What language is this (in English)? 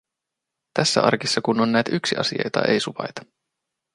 Finnish